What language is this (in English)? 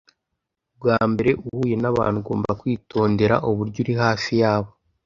Kinyarwanda